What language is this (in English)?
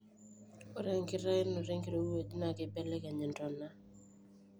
Masai